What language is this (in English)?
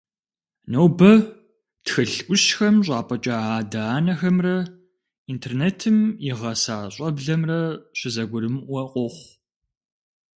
Kabardian